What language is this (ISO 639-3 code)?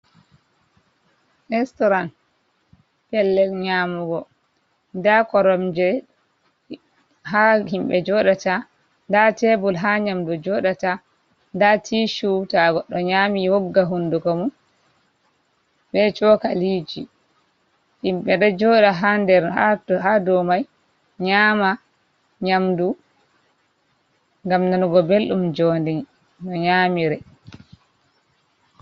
ful